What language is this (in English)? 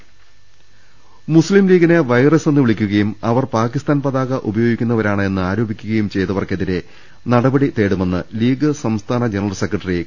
Malayalam